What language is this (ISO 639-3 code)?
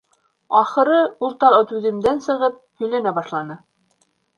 bak